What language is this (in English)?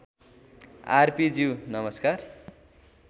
Nepali